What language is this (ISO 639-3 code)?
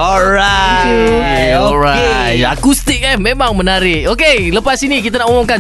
msa